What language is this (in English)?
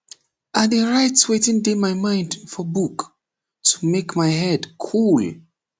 Nigerian Pidgin